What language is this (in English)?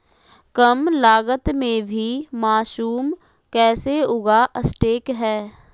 Magahi